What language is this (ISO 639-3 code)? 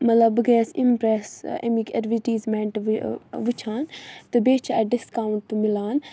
kas